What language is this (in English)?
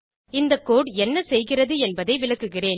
Tamil